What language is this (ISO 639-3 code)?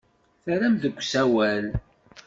kab